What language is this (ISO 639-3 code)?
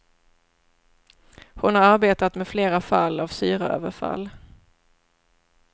swe